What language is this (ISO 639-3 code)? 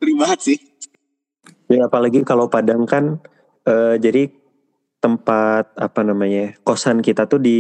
ind